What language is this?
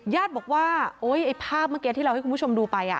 Thai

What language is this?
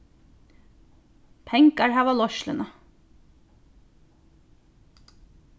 Faroese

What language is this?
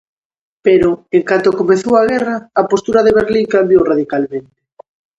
Galician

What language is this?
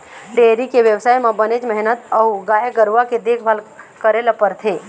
Chhattisgarhi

